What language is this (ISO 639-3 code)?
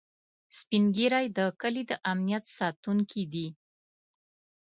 pus